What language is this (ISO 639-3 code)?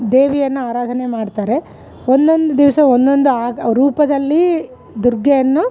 kan